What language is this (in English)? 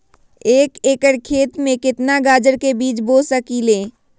Magahi